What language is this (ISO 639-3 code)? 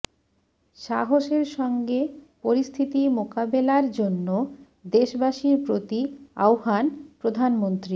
ben